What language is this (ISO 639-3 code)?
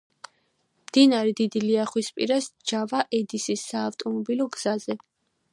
kat